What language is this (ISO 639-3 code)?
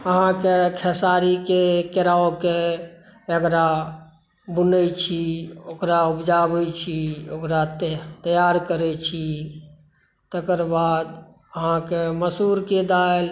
mai